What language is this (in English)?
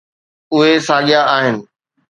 Sindhi